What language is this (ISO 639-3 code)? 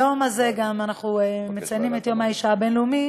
heb